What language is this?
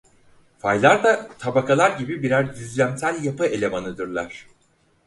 Turkish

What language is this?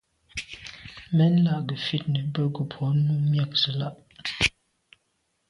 Medumba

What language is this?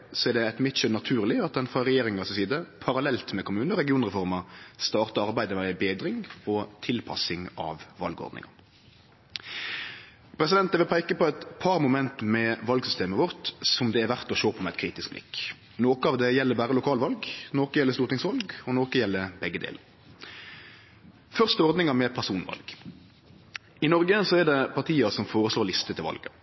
Norwegian Nynorsk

